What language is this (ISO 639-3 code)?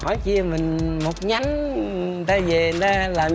vie